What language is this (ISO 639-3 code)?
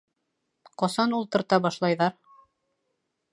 bak